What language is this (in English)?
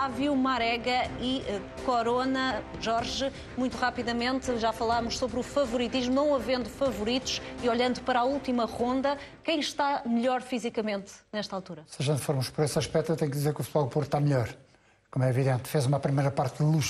Portuguese